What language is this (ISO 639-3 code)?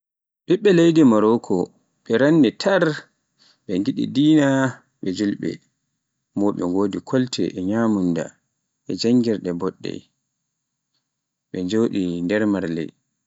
fuf